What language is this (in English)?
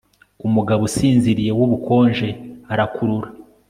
Kinyarwanda